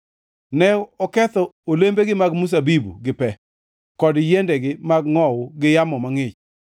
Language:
Luo (Kenya and Tanzania)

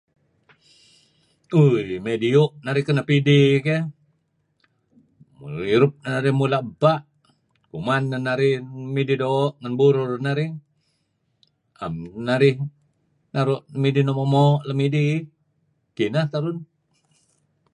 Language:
Kelabit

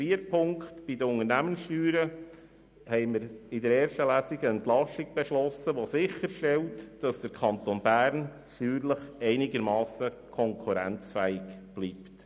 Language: Swiss German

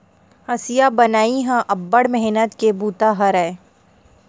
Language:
Chhattisgarhi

